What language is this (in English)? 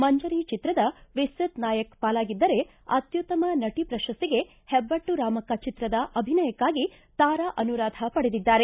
Kannada